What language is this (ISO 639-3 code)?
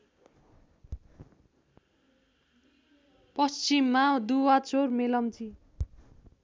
nep